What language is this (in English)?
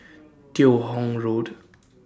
English